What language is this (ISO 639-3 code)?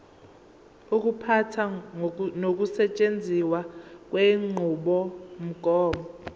zul